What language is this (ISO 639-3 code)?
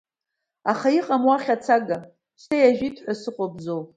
abk